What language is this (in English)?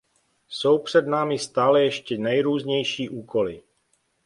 Czech